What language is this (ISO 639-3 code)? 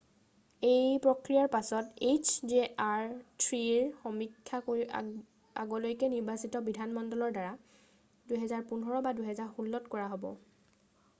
asm